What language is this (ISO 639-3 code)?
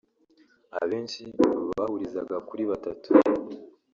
kin